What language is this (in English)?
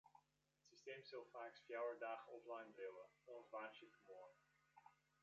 Western Frisian